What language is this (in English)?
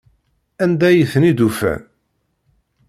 Kabyle